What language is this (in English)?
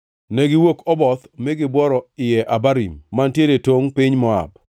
Luo (Kenya and Tanzania)